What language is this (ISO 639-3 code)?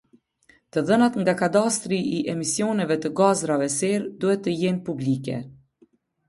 sqi